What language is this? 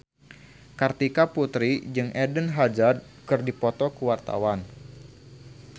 Sundanese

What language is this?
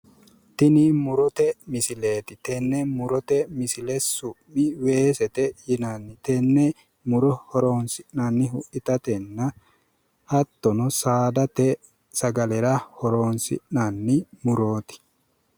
Sidamo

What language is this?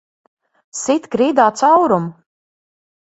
Latvian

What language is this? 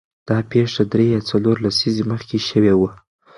Pashto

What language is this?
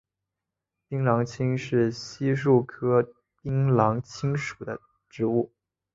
Chinese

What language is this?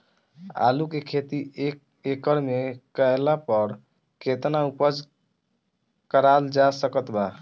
Bhojpuri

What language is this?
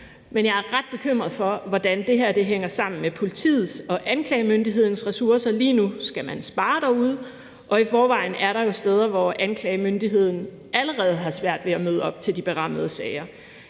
Danish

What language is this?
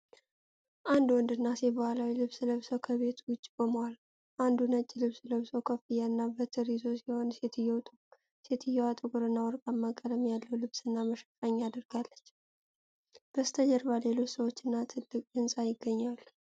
Amharic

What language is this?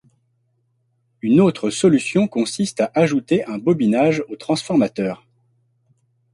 French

